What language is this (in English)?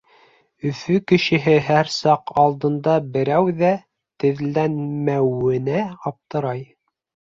Bashkir